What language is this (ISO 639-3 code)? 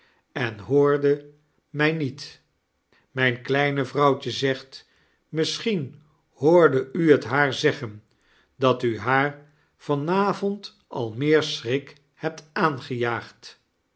nld